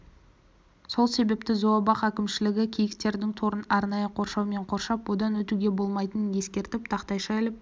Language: Kazakh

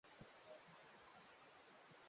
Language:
Swahili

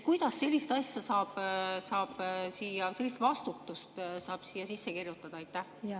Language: Estonian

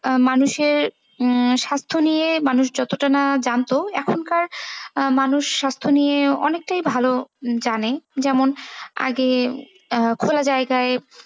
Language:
Bangla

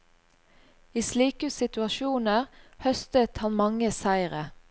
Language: Norwegian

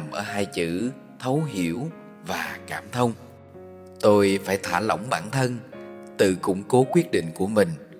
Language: Vietnamese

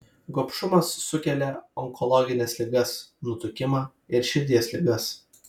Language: Lithuanian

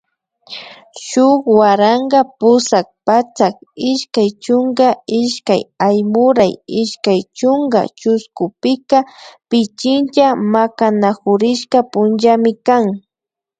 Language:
Imbabura Highland Quichua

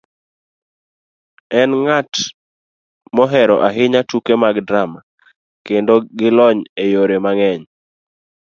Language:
Luo (Kenya and Tanzania)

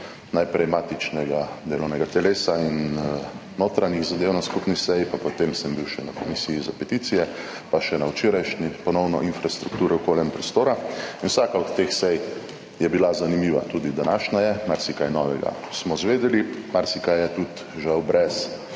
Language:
Slovenian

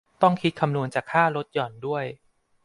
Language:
Thai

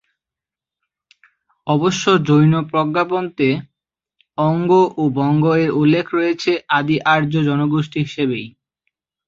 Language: Bangla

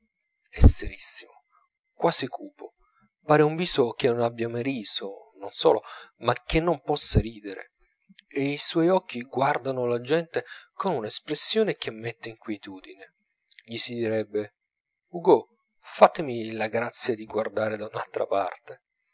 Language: Italian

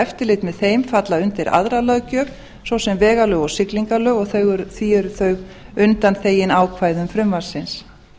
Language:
Icelandic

